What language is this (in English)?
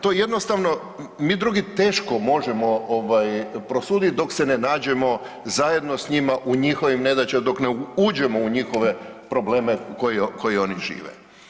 Croatian